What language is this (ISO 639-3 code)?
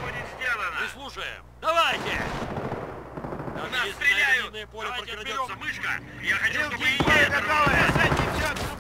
rus